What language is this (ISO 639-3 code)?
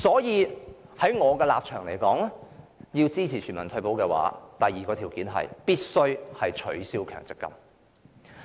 yue